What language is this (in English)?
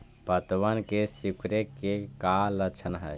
Magahi